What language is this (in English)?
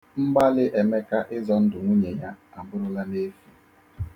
Igbo